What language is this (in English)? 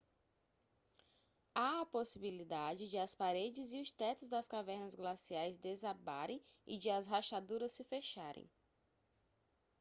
Portuguese